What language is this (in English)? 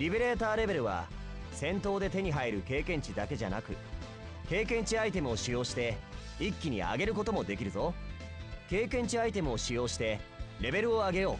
Japanese